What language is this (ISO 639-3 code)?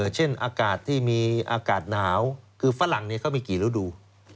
tha